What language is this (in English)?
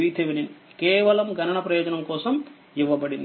Telugu